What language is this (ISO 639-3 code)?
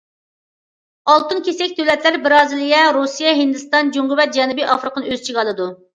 uig